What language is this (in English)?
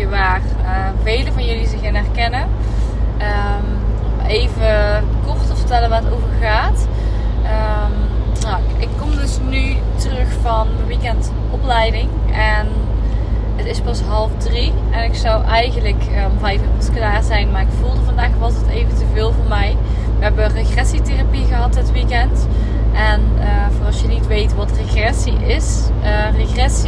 Dutch